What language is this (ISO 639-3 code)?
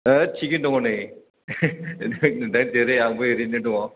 brx